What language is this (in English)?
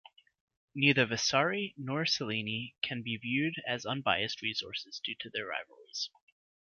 English